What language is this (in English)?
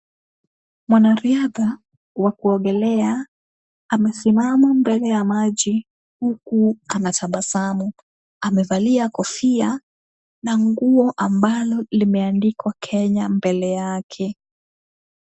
Swahili